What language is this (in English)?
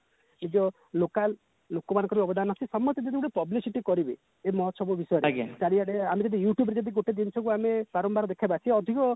Odia